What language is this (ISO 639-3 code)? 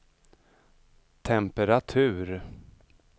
swe